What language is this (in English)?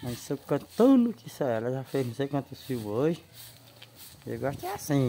Portuguese